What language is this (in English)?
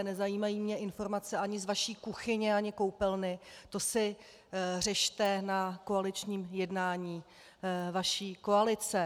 Czech